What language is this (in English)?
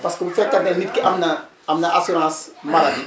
Wolof